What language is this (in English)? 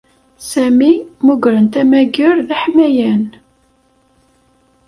Kabyle